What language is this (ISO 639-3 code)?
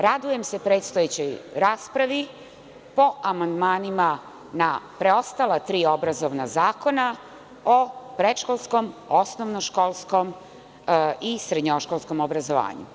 srp